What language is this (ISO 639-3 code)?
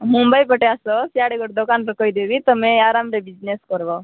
ori